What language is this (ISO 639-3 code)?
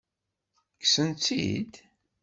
kab